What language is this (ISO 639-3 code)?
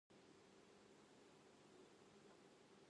jpn